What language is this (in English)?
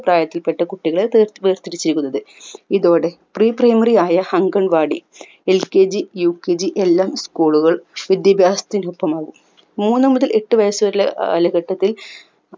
Malayalam